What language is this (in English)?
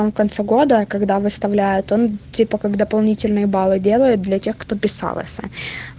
Russian